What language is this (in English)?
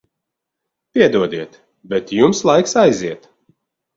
Latvian